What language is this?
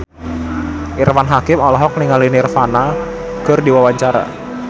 Sundanese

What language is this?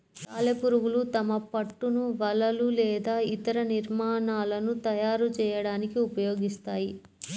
Telugu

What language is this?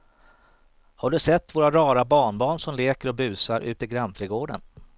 Swedish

